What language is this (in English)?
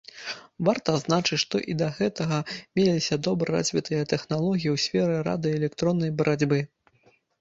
Belarusian